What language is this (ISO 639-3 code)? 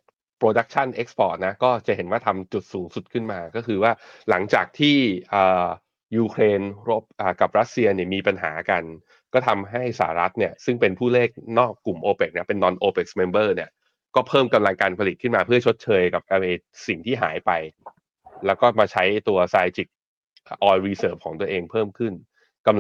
tha